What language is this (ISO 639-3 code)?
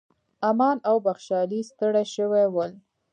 pus